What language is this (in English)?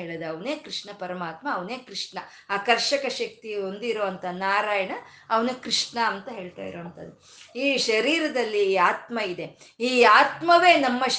Kannada